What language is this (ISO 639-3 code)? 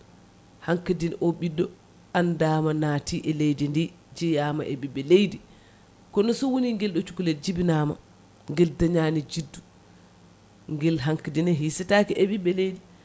ful